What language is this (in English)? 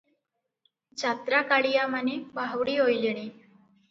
Odia